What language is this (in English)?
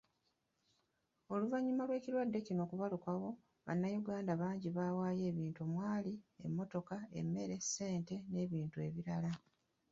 Ganda